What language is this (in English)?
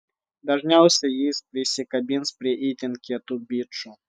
Lithuanian